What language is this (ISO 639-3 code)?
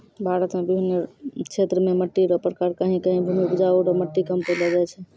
mai